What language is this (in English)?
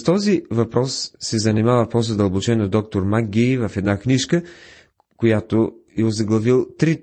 Bulgarian